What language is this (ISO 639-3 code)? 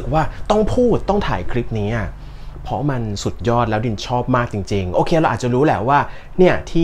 tha